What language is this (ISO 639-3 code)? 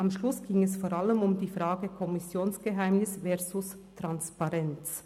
gsw